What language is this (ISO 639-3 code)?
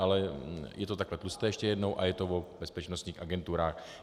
ces